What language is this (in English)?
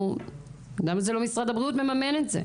Hebrew